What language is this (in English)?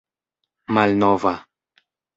Esperanto